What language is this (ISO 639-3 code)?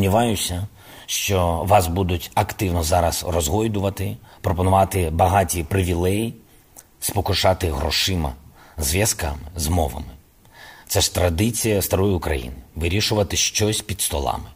ukr